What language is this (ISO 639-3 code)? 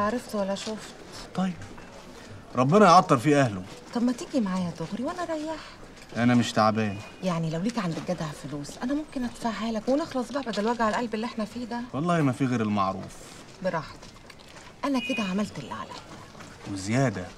ara